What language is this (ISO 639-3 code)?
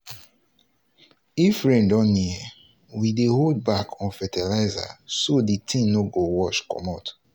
pcm